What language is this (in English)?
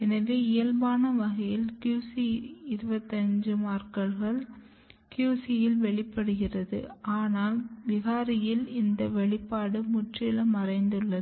Tamil